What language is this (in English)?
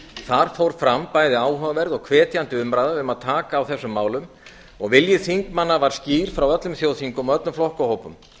Icelandic